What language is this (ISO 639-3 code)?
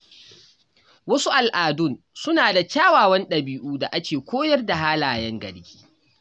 hau